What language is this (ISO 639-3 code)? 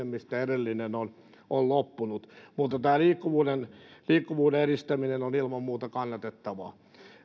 fin